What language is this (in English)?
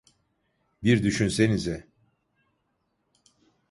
Turkish